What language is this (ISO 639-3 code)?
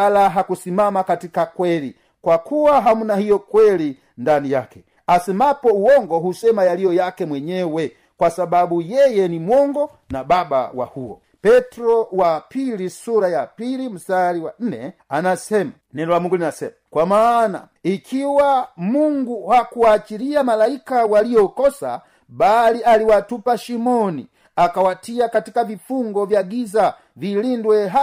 swa